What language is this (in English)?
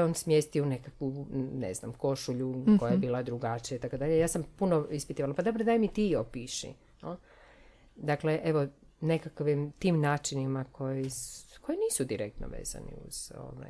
Croatian